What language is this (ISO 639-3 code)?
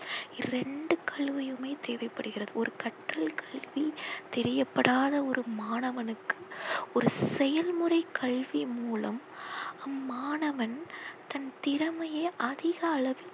tam